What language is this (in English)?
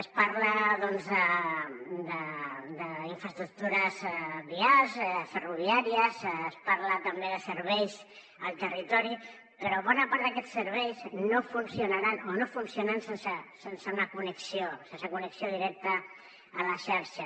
Catalan